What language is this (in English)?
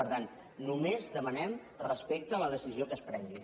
Catalan